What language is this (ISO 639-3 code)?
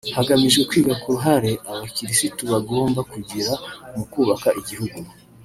kin